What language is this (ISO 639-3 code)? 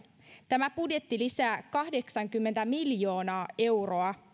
fin